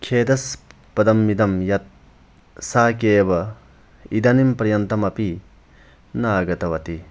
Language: Sanskrit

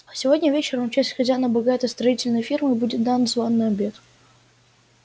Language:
Russian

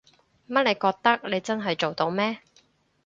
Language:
Cantonese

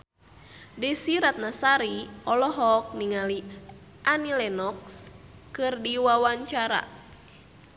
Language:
Sundanese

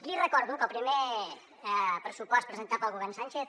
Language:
Catalan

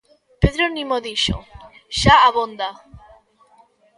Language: Galician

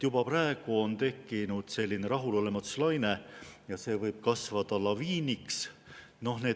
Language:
Estonian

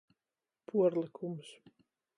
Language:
Latgalian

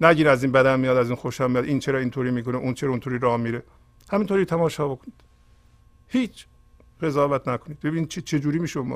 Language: Persian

